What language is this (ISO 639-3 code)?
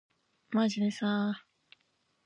jpn